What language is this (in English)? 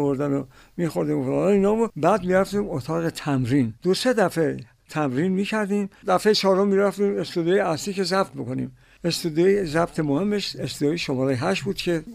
Persian